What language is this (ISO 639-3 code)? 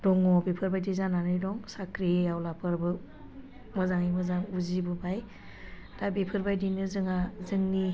brx